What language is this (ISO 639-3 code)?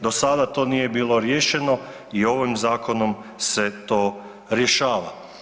hrv